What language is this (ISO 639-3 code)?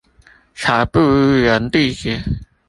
zho